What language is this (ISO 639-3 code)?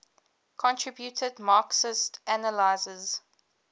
eng